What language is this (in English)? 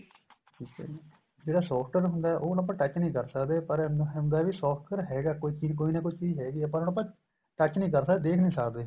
Punjabi